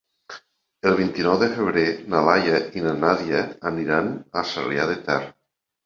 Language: Catalan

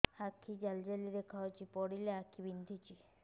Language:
Odia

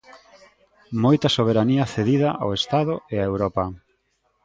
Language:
Galician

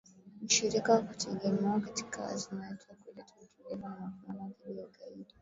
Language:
Swahili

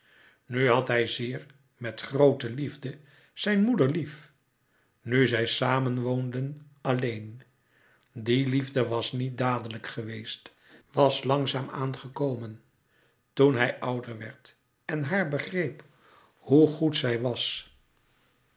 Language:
Dutch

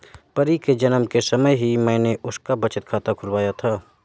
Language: Hindi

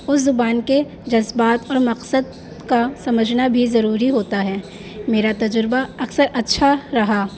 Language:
Urdu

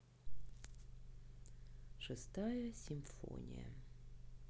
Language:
Russian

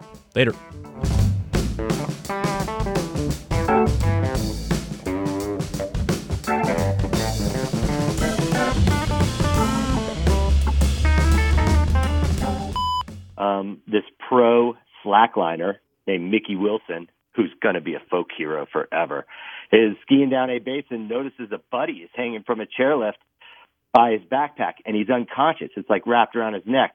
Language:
English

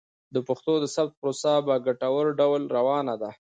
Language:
Pashto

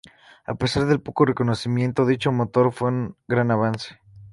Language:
Spanish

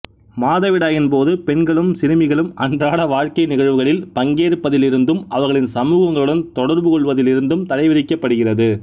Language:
Tamil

